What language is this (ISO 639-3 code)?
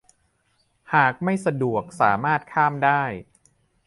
tha